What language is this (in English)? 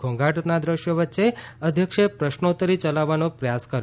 Gujarati